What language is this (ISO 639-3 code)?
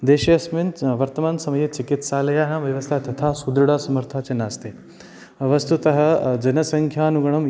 san